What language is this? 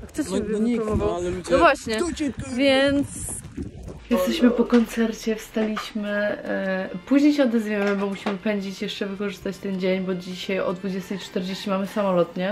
Polish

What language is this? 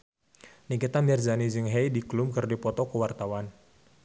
Sundanese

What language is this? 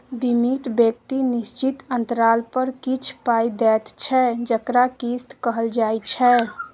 Maithili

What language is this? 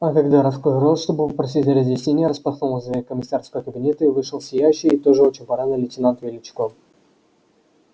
Russian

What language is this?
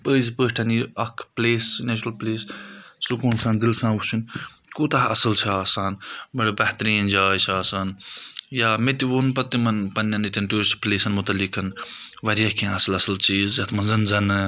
Kashmiri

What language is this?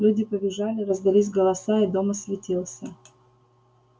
Russian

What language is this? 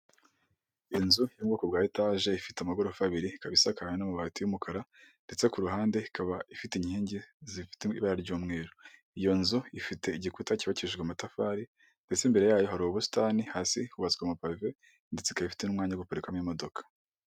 Kinyarwanda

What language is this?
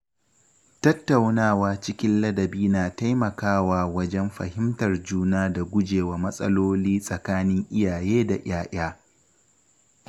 Hausa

